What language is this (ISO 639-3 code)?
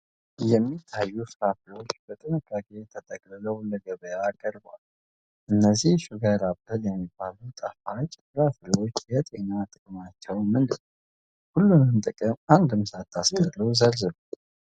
amh